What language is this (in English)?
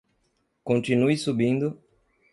Portuguese